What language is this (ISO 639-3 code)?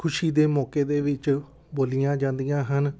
pan